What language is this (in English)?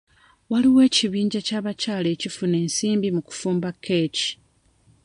Ganda